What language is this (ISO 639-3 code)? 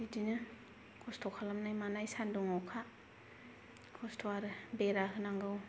brx